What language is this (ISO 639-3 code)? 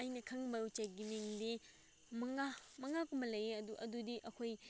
mni